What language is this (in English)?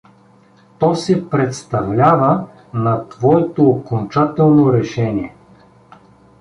Bulgarian